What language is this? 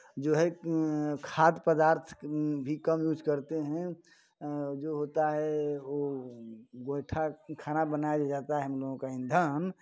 Hindi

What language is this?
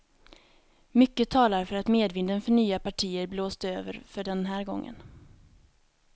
Swedish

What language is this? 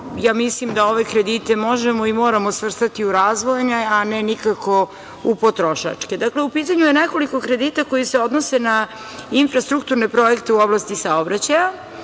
Serbian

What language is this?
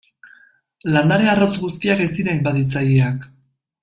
Basque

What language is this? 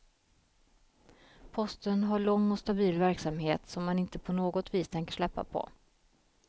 Swedish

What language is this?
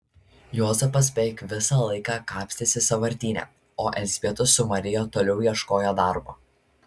Lithuanian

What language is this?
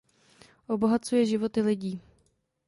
Czech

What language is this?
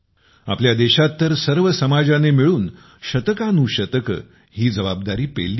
Marathi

